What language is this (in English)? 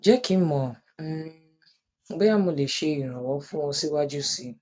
Yoruba